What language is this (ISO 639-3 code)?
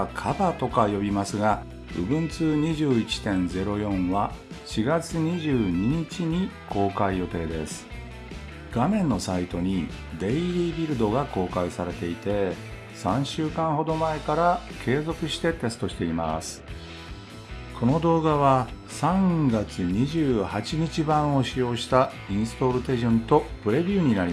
jpn